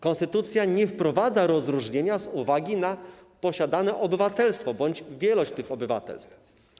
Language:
Polish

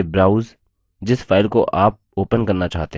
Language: Hindi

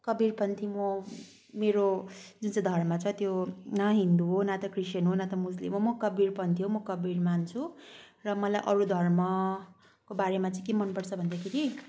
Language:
Nepali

